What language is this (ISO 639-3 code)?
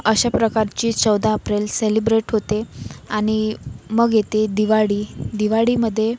mar